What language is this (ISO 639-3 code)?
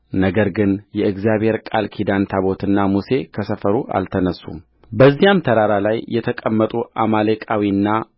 amh